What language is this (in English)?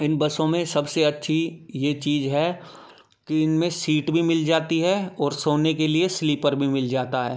Hindi